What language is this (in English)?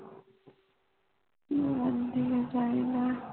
Punjabi